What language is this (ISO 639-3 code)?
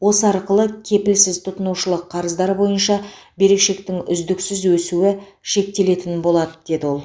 kaz